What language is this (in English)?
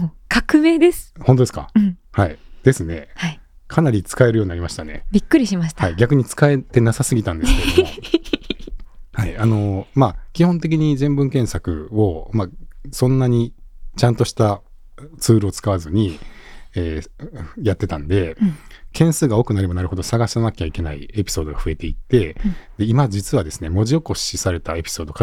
Japanese